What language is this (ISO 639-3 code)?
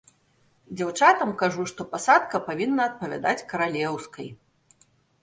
bel